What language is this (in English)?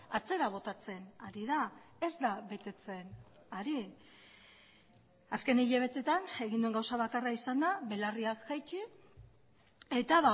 Basque